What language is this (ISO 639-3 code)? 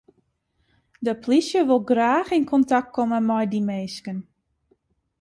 fry